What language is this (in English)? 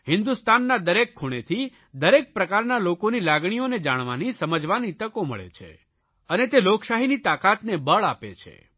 Gujarati